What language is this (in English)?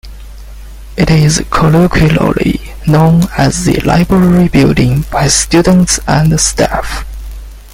English